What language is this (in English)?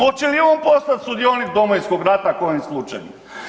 Croatian